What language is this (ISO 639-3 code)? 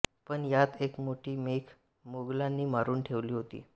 mar